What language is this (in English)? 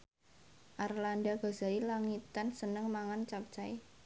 Javanese